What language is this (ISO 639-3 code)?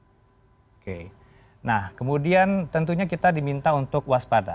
ind